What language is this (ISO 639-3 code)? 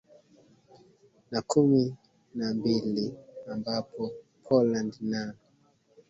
swa